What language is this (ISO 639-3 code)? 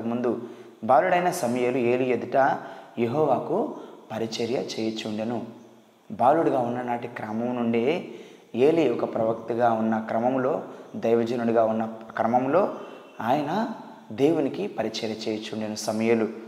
tel